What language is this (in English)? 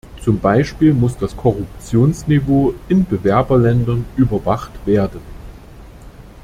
German